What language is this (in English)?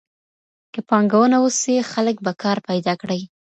Pashto